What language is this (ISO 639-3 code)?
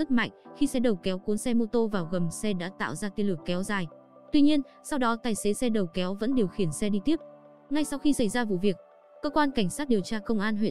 vie